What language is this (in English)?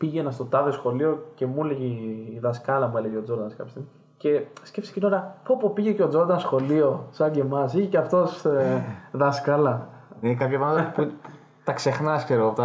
Greek